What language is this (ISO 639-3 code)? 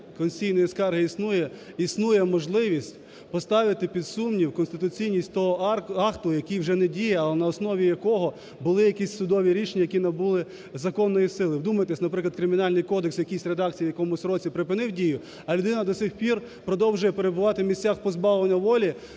ukr